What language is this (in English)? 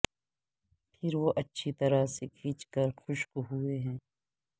Urdu